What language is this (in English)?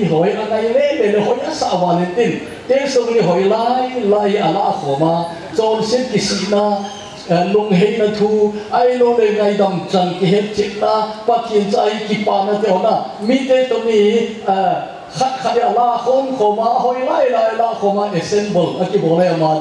Korean